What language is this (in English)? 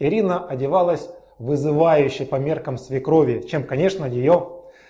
Russian